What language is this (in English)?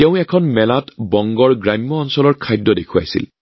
Assamese